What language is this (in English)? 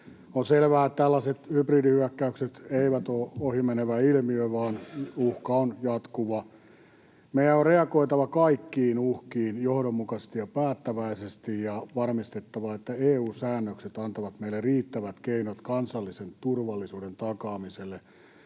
Finnish